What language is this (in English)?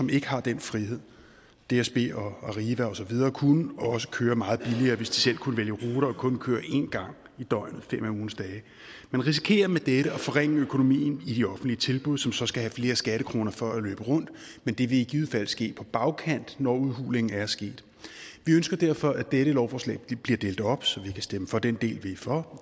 Danish